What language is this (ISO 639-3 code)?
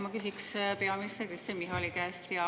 est